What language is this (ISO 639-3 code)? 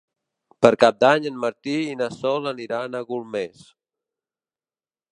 cat